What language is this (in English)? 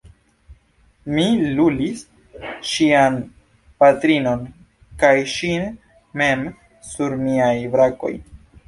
Esperanto